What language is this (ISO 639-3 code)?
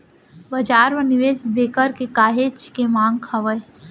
hne